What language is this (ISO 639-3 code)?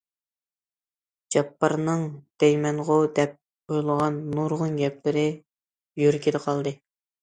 uig